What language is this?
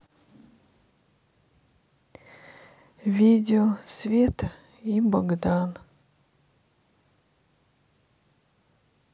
Russian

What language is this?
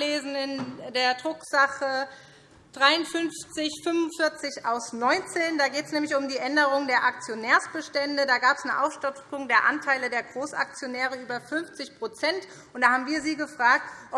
German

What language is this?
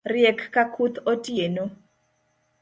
Luo (Kenya and Tanzania)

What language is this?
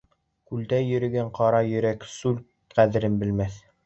Bashkir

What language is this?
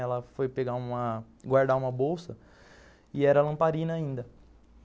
Portuguese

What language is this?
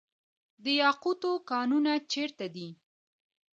Pashto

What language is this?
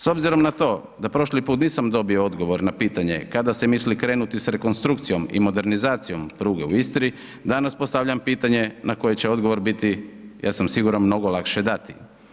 Croatian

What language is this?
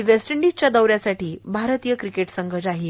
Marathi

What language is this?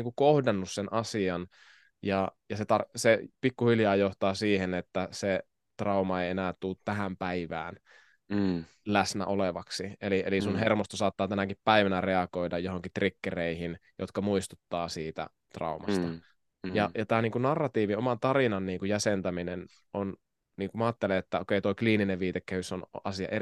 Finnish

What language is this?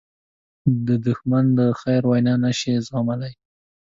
Pashto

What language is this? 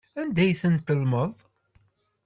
Kabyle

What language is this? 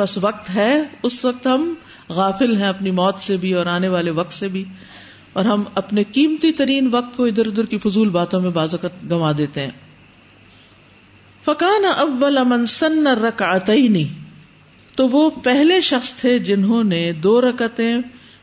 Urdu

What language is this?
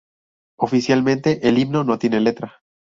Spanish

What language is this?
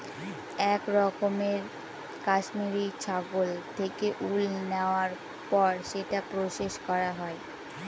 Bangla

